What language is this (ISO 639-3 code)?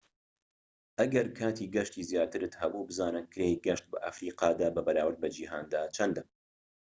ckb